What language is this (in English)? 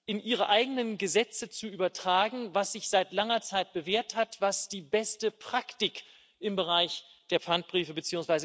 German